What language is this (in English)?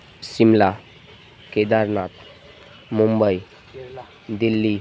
Gujarati